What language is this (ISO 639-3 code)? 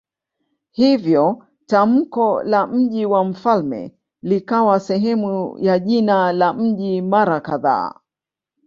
swa